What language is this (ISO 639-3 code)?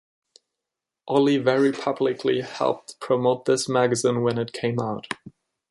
eng